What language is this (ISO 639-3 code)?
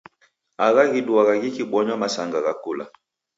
dav